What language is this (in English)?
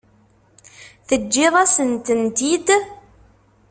Kabyle